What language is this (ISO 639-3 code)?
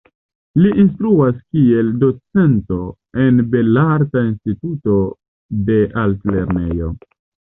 epo